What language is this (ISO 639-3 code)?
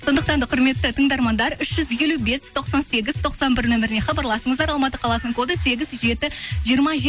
kaz